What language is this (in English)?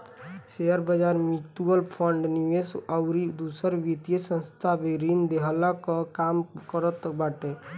Bhojpuri